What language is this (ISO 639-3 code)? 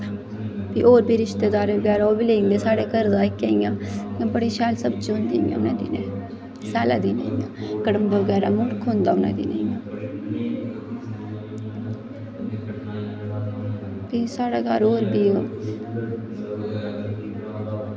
doi